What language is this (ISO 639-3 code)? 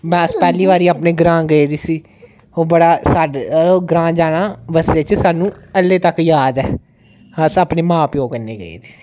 doi